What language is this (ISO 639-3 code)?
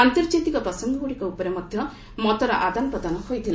ori